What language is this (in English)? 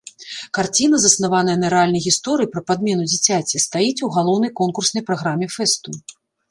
Belarusian